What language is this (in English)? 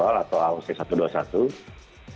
Indonesian